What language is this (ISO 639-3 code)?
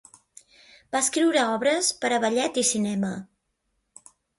cat